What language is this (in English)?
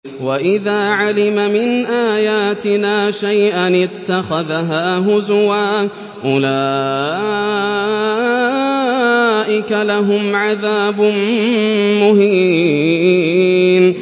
Arabic